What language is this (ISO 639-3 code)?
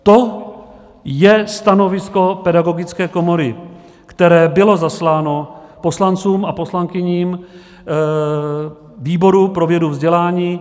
ces